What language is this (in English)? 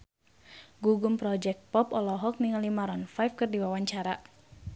Sundanese